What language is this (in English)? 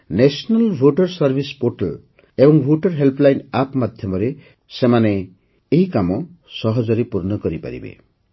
Odia